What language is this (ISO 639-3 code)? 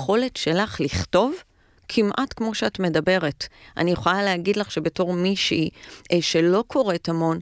heb